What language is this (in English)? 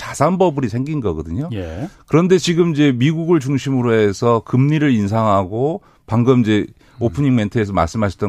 Korean